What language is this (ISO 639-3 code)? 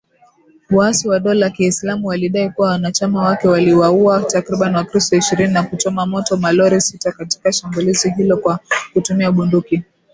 swa